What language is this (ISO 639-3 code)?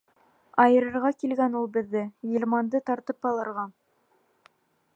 bak